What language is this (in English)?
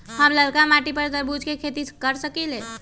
Magahi